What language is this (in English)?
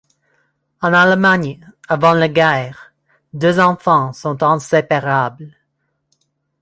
French